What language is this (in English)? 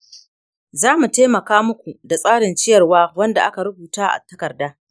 Hausa